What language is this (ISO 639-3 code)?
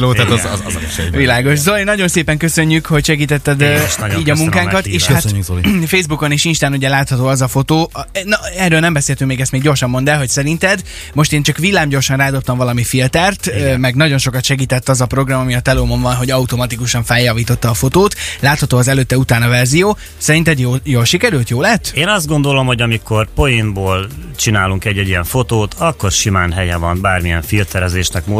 hun